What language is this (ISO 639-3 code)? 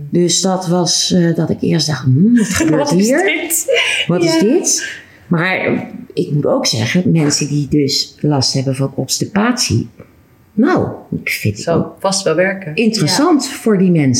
nld